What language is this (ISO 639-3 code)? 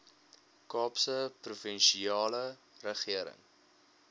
afr